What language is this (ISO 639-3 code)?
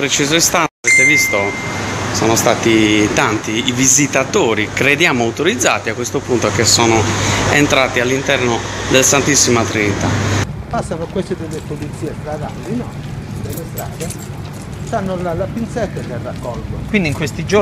ita